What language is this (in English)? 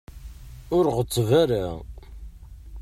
Kabyle